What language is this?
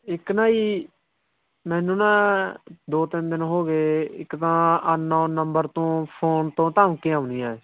Punjabi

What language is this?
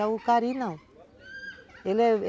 Portuguese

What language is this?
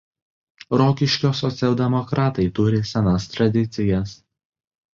Lithuanian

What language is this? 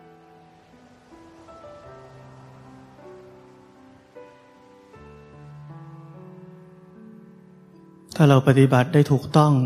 Thai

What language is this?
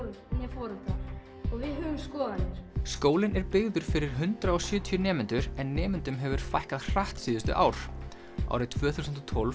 Icelandic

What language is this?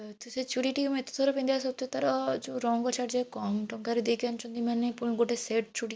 Odia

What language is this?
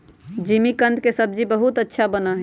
Magahi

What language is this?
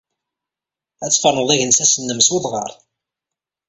Kabyle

